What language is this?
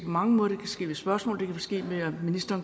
Danish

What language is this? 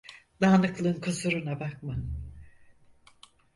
Turkish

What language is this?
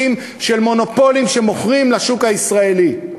Hebrew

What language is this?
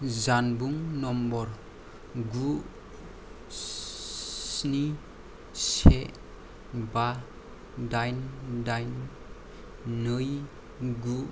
Bodo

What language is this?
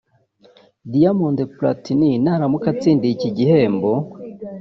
Kinyarwanda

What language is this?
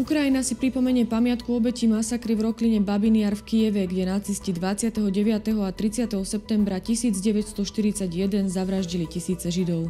Slovak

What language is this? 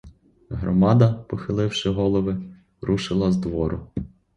Ukrainian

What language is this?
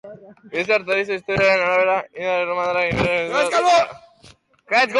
Basque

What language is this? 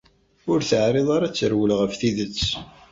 Kabyle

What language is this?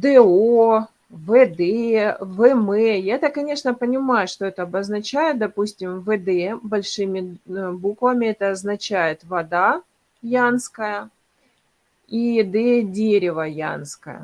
Russian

